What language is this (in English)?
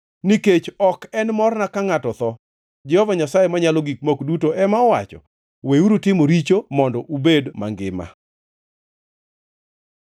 Luo (Kenya and Tanzania)